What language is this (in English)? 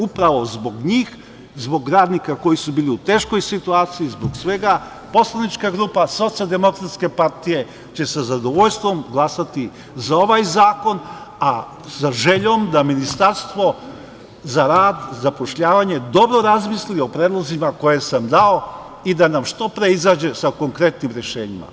Serbian